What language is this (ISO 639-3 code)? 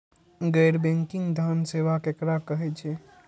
mai